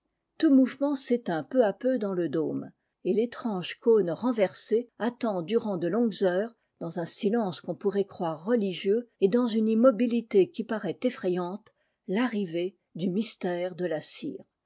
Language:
French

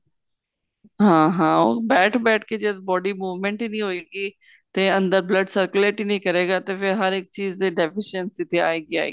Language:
Punjabi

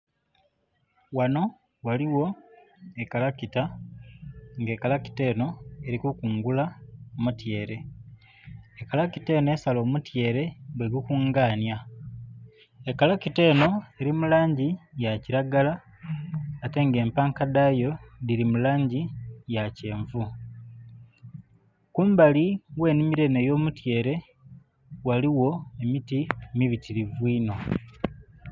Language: Soga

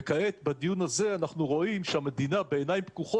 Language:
Hebrew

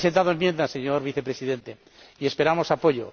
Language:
Spanish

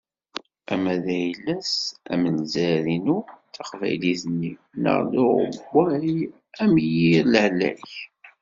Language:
Kabyle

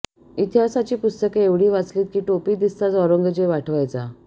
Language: Marathi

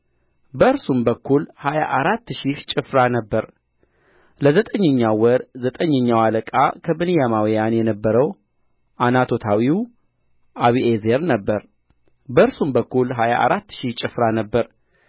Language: Amharic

